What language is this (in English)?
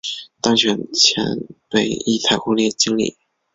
Chinese